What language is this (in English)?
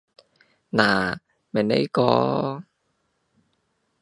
Cantonese